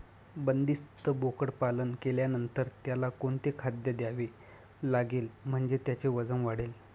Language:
Marathi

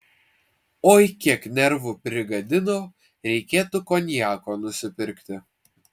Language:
Lithuanian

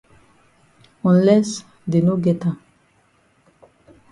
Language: Cameroon Pidgin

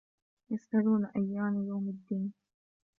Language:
Arabic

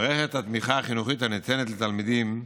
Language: Hebrew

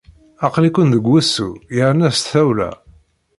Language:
Kabyle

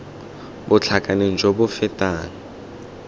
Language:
Tswana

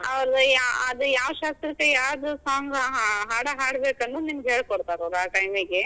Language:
Kannada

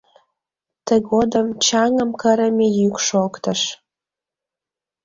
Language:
Mari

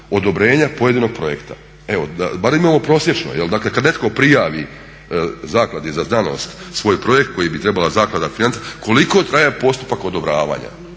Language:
Croatian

